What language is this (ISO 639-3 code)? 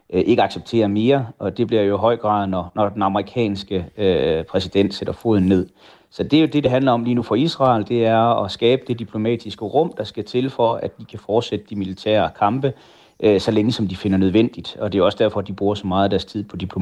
dan